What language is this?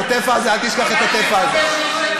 Hebrew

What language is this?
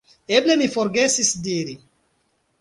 Esperanto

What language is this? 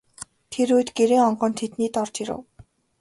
Mongolian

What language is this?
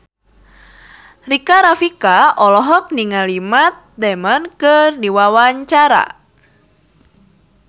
Sundanese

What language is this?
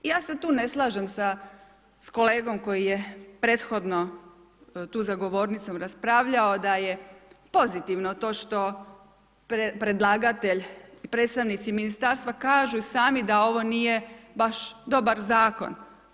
Croatian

